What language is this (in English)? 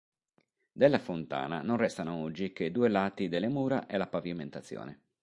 Italian